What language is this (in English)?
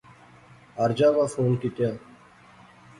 Pahari-Potwari